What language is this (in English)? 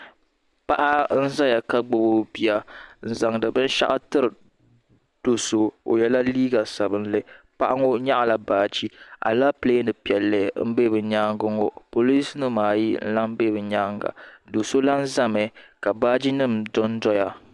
Dagbani